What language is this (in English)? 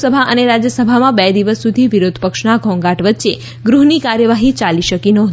Gujarati